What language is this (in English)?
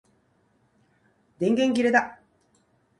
Japanese